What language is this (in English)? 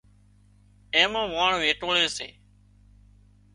Wadiyara Koli